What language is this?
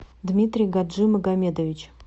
Russian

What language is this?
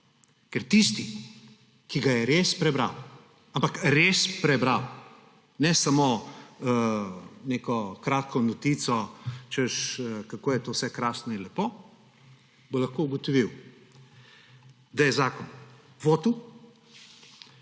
Slovenian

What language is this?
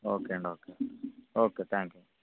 Telugu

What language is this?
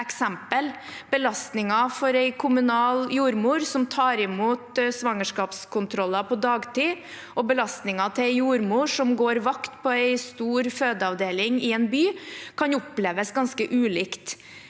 Norwegian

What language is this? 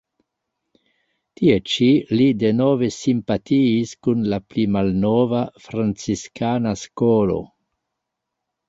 Esperanto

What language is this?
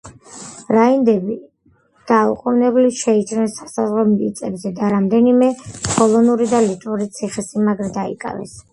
Georgian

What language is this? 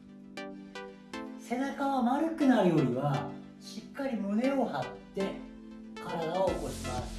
Japanese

